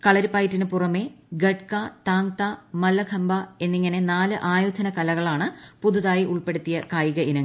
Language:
Malayalam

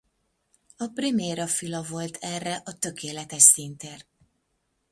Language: Hungarian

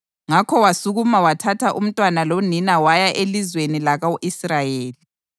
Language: North Ndebele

